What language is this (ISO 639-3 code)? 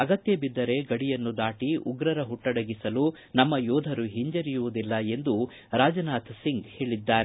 kan